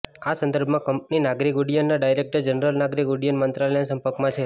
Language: Gujarati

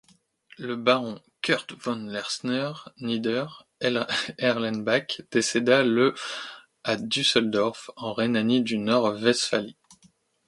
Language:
French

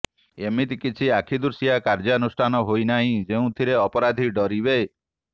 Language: Odia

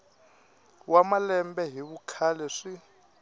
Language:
Tsonga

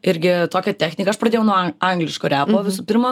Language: Lithuanian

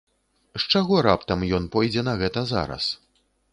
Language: Belarusian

